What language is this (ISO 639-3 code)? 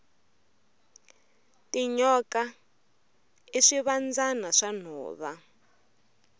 tso